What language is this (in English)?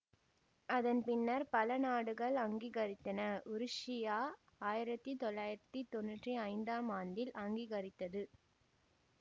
Tamil